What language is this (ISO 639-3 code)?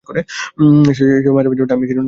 ben